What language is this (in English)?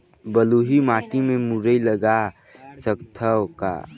Chhattisgarhi